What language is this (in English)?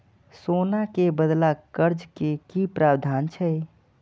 Maithili